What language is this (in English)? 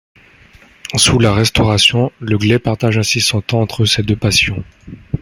French